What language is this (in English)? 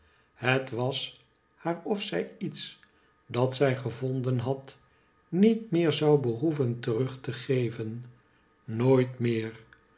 Dutch